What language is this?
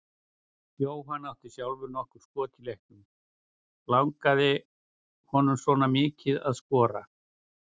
Icelandic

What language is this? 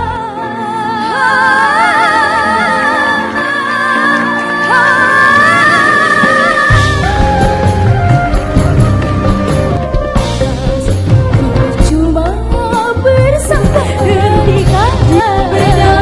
Indonesian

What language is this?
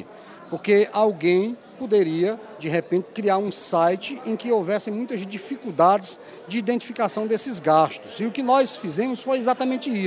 Portuguese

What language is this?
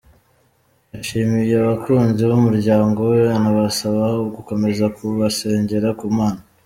Kinyarwanda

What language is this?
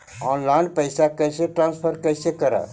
Magahi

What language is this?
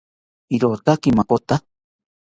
South Ucayali Ashéninka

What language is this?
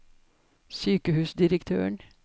Norwegian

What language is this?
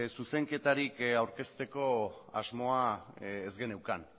Basque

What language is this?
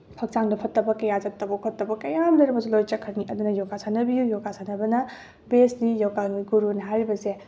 Manipuri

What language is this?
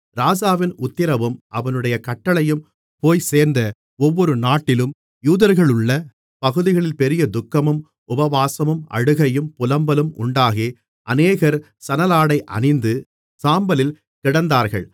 Tamil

